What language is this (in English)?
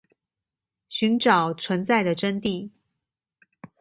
Chinese